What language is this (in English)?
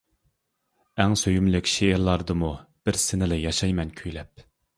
Uyghur